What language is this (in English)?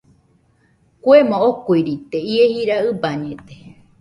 Nüpode Huitoto